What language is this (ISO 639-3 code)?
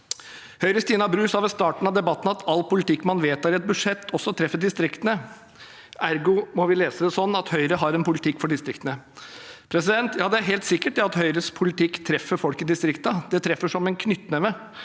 nor